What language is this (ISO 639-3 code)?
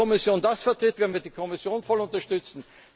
deu